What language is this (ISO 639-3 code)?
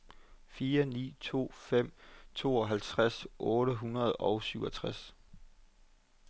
dan